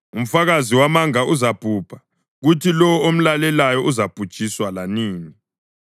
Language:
North Ndebele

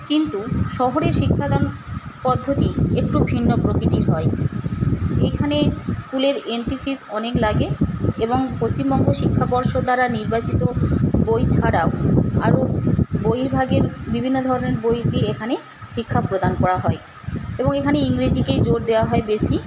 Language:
Bangla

